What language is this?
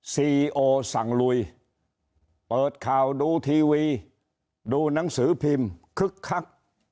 Thai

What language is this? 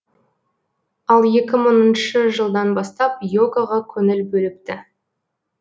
Kazakh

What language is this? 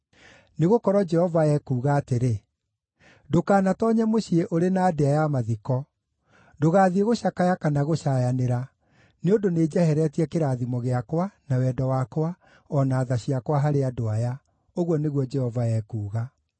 Kikuyu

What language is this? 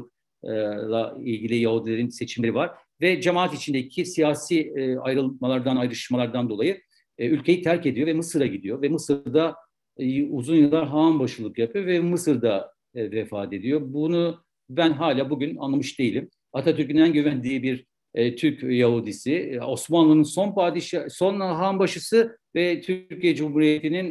Turkish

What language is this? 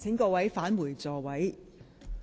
Cantonese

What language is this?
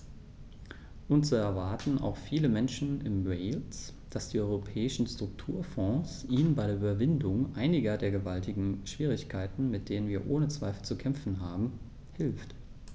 German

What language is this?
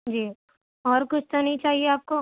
Urdu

